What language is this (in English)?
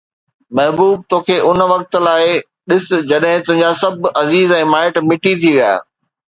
Sindhi